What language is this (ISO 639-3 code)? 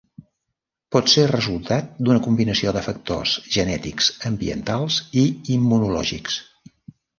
cat